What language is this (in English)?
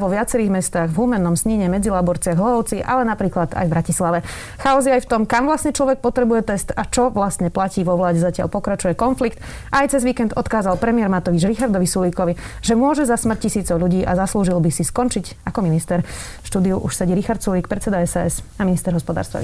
Slovak